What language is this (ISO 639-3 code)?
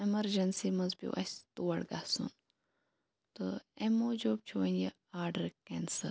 kas